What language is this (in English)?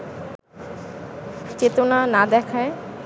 Bangla